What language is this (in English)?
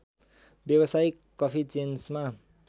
Nepali